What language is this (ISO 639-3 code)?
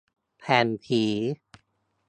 tha